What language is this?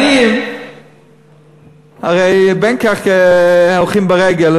Hebrew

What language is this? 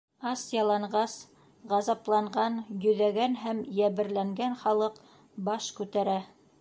Bashkir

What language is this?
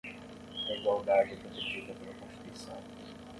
Portuguese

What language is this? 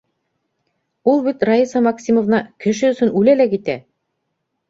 Bashkir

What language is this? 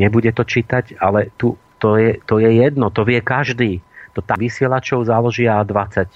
Slovak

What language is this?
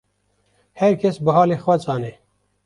Kurdish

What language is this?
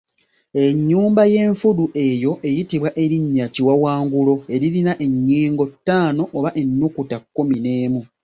Ganda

